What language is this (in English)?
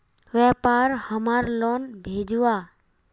Magahi